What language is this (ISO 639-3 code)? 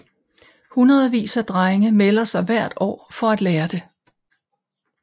dan